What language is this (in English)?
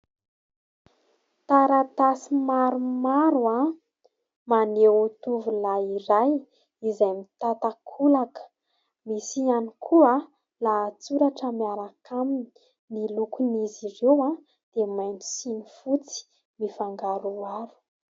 Malagasy